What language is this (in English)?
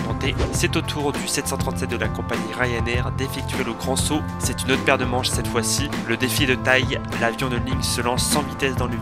French